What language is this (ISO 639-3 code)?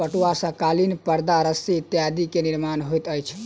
mai